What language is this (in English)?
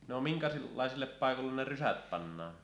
Finnish